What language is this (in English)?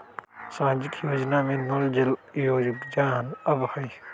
Magahi